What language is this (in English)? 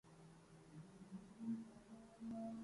Urdu